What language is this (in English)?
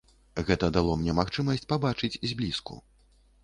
Belarusian